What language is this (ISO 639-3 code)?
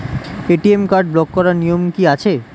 ben